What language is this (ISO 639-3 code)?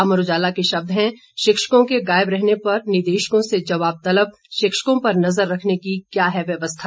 hin